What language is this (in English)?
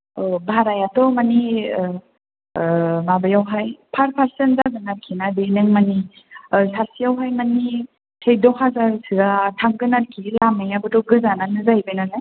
Bodo